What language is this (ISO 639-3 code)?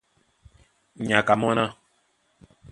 dua